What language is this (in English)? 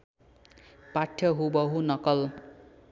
Nepali